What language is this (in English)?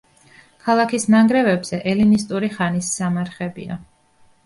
Georgian